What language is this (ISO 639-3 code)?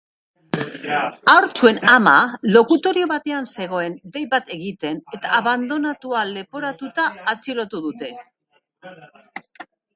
eus